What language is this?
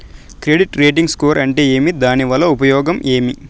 Telugu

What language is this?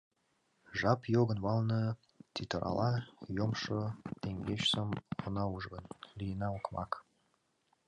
Mari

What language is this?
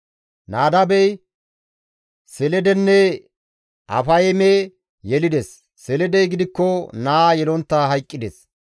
Gamo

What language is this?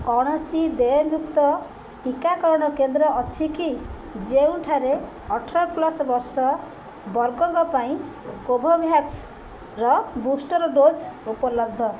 Odia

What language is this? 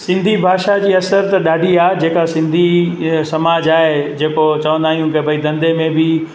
Sindhi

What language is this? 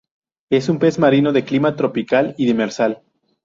Spanish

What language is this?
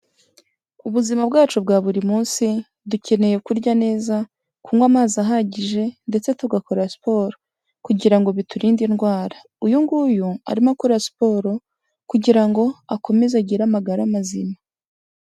Kinyarwanda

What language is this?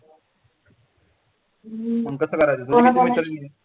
Marathi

